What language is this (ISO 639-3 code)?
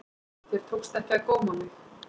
isl